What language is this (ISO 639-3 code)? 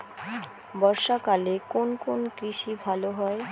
ben